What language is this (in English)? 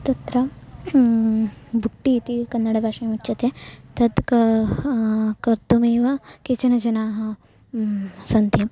Sanskrit